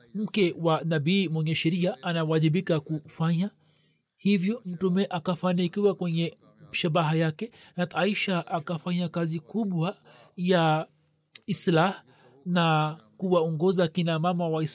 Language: Swahili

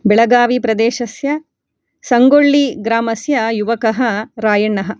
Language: Sanskrit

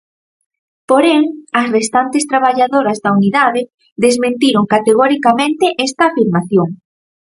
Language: Galician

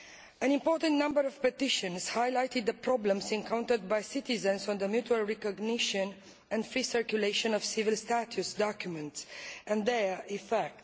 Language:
English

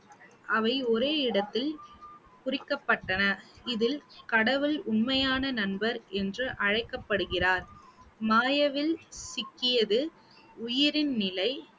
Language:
Tamil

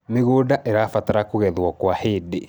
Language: Kikuyu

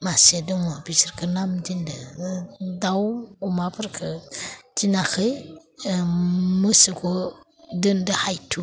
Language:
Bodo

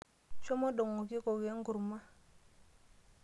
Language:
Masai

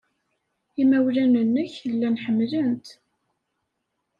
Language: Kabyle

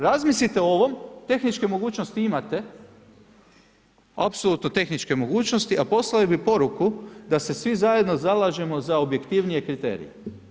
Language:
Croatian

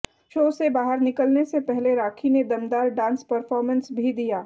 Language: Hindi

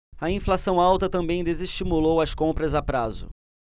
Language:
Portuguese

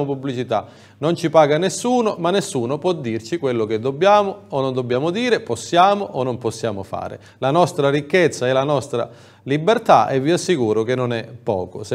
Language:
Italian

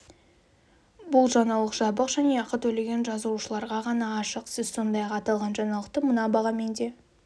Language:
Kazakh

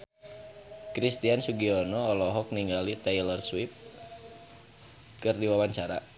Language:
Sundanese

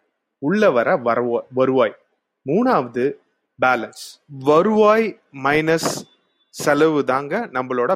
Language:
Tamil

